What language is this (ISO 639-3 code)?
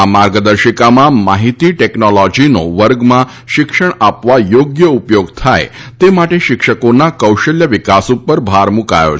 guj